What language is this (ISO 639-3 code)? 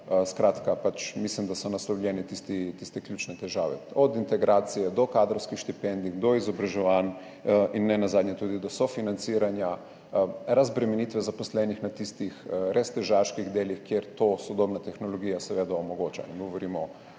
slv